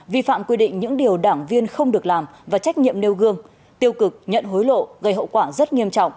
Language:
Vietnamese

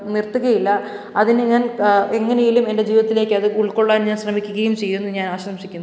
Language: Malayalam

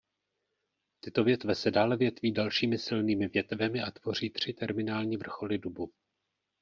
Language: Czech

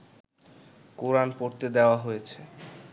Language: Bangla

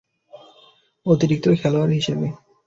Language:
Bangla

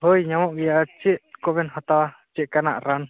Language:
Santali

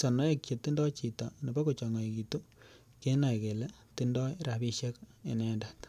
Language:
Kalenjin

